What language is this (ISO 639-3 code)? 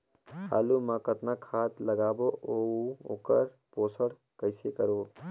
hne